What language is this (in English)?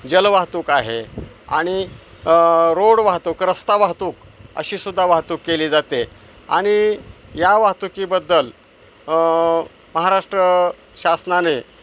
Marathi